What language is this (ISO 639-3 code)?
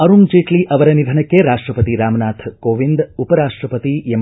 kan